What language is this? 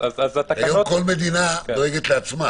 Hebrew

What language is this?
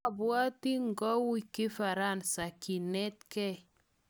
Kalenjin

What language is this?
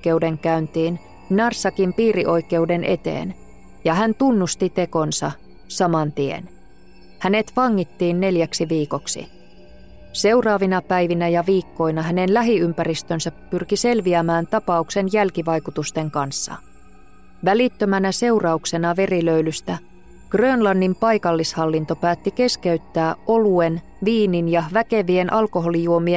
Finnish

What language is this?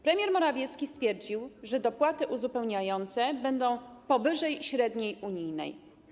Polish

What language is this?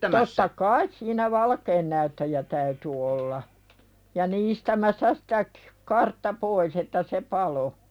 Finnish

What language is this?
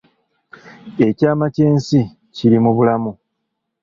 Ganda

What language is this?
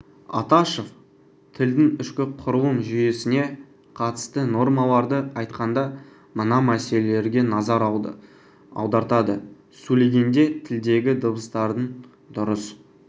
Kazakh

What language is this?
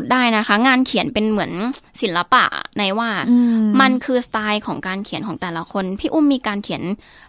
Thai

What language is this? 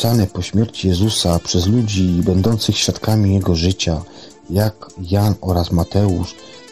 Polish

